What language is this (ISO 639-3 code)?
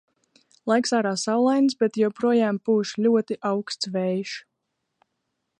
lav